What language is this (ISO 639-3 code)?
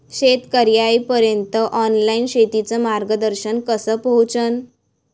mar